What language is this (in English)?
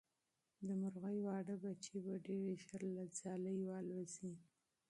Pashto